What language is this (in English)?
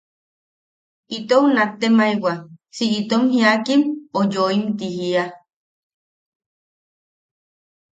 Yaqui